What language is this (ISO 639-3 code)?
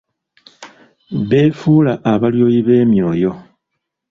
lug